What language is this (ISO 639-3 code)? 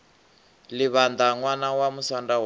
ven